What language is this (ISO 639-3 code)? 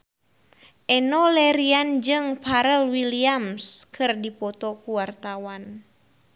sun